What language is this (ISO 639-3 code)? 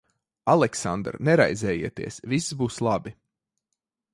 lav